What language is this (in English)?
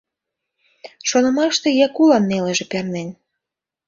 Mari